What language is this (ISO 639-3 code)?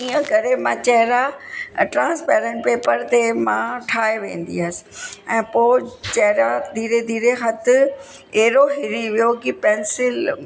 snd